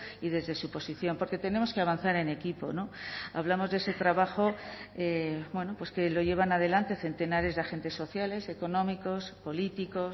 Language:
Spanish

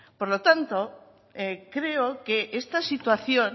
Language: Spanish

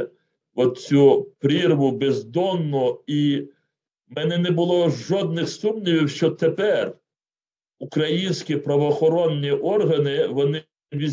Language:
Ukrainian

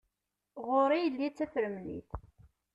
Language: Kabyle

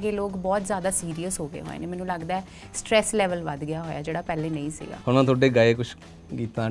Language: Punjabi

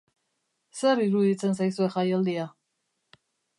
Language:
Basque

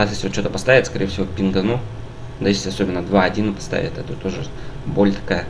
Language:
Russian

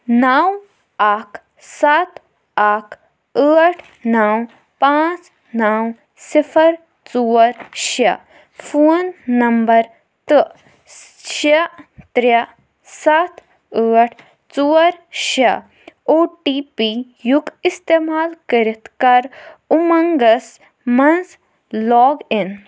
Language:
Kashmiri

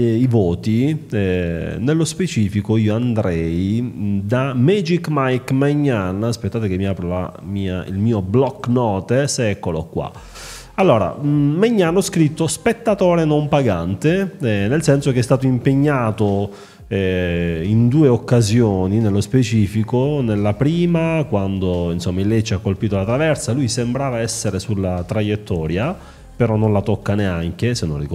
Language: Italian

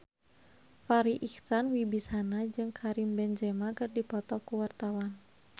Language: Sundanese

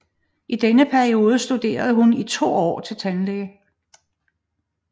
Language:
Danish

